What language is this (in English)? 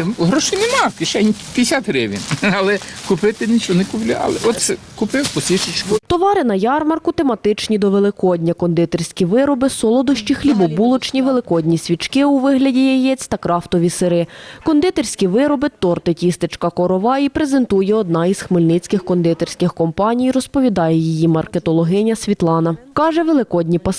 Ukrainian